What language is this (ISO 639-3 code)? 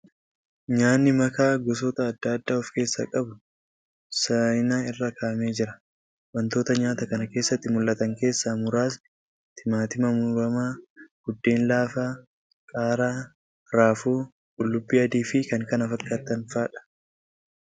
orm